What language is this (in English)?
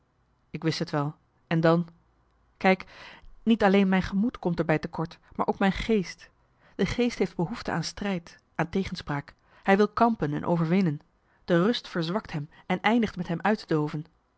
Dutch